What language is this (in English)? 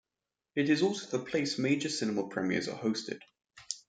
English